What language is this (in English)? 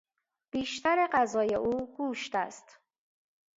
Persian